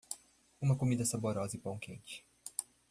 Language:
Portuguese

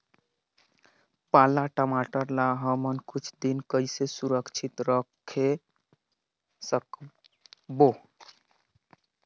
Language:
Chhattisgarhi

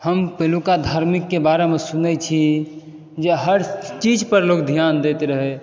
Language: Maithili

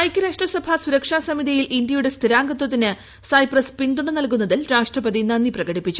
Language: Malayalam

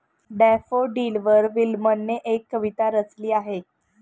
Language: Marathi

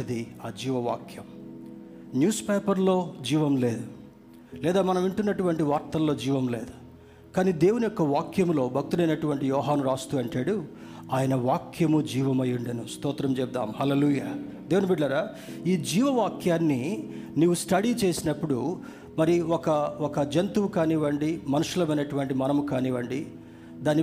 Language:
Telugu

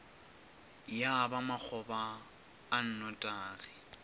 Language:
Northern Sotho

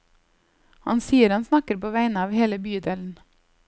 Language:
Norwegian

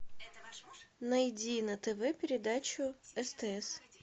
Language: Russian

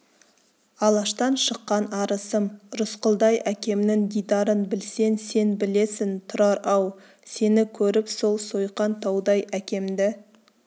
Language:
Kazakh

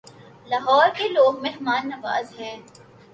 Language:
Urdu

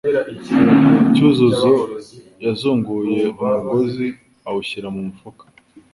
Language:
Kinyarwanda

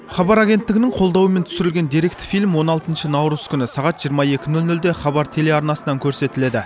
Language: Kazakh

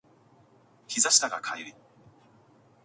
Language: Japanese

